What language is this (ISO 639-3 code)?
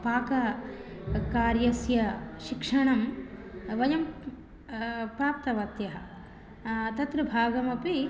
san